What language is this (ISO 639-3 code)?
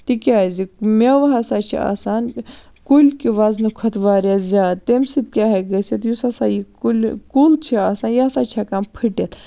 kas